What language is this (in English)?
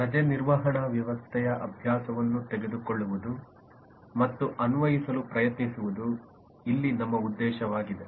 Kannada